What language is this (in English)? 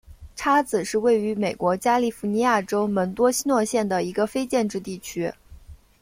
Chinese